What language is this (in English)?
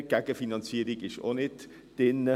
Swiss German